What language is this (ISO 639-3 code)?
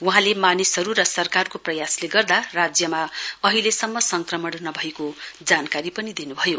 nep